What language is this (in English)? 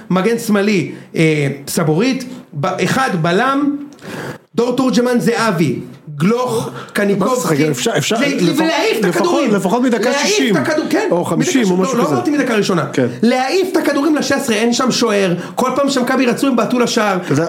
Hebrew